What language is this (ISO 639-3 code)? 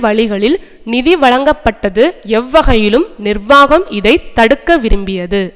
tam